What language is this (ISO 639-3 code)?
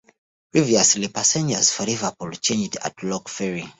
eng